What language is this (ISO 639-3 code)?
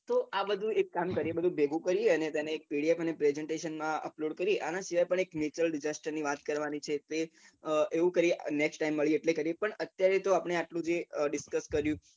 guj